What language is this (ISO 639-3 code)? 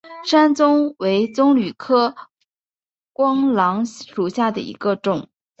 zho